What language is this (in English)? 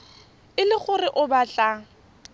Tswana